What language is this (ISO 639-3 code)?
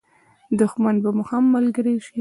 pus